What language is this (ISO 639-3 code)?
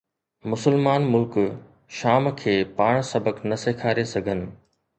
snd